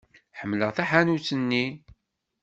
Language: Kabyle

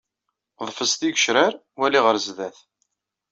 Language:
Kabyle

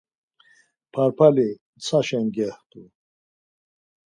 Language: Laz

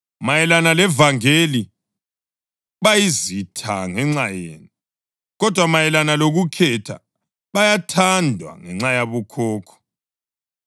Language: North Ndebele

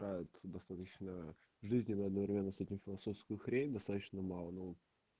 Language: Russian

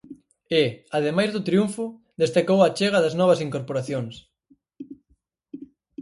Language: Galician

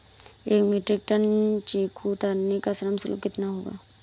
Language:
Hindi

